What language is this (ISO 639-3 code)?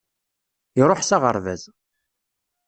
kab